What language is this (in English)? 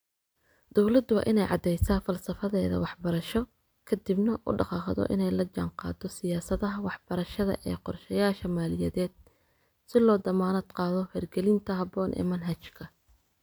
Somali